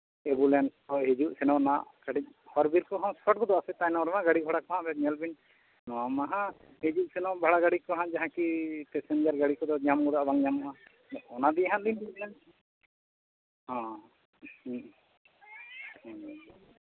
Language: Santali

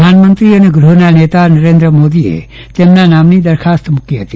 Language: Gujarati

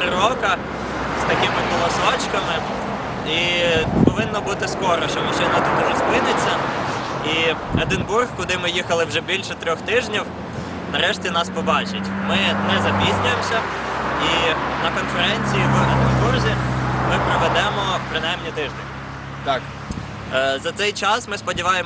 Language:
Ukrainian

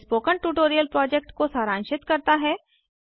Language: Hindi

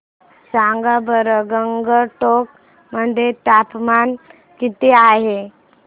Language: Marathi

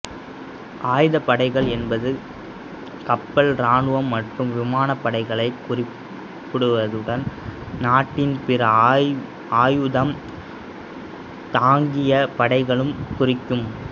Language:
Tamil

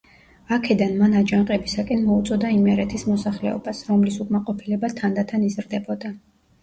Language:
Georgian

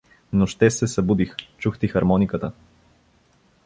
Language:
Bulgarian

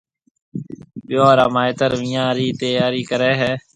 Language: Marwari (Pakistan)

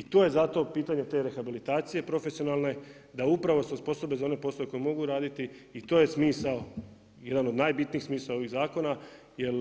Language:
Croatian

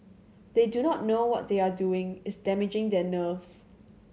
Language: English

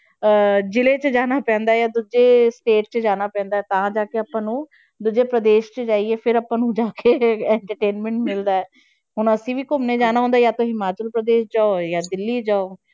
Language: Punjabi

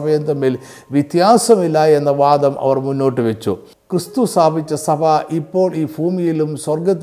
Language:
Malayalam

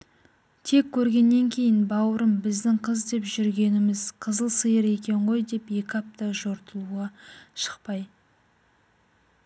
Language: Kazakh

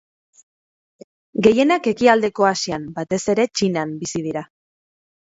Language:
Basque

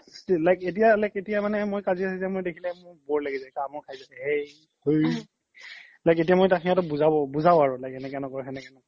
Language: Assamese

